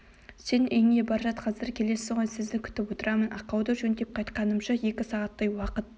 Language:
Kazakh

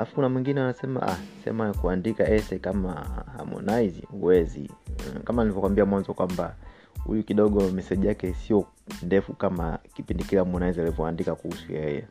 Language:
Swahili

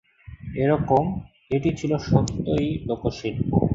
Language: Bangla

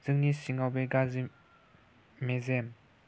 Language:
Bodo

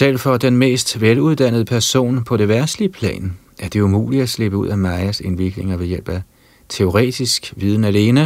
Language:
Danish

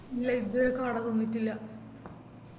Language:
Malayalam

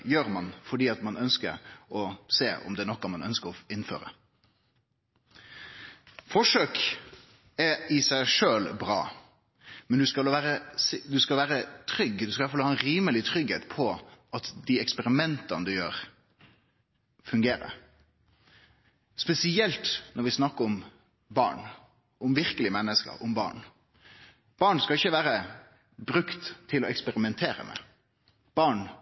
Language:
Norwegian Nynorsk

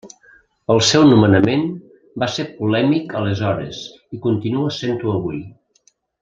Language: Catalan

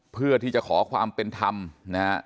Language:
Thai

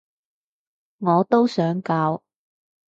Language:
Cantonese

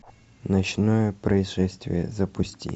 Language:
Russian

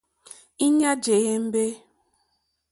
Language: Mokpwe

